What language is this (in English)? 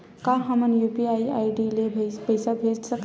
Chhattisgarhi